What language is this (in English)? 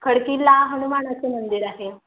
Marathi